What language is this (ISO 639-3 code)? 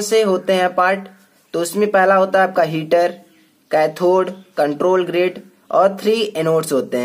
hin